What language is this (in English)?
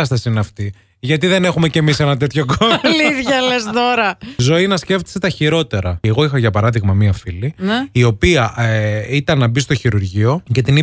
Greek